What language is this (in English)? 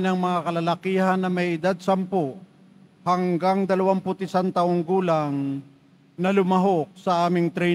Filipino